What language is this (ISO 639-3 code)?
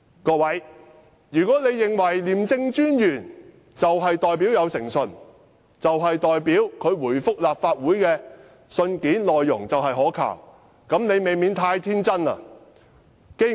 yue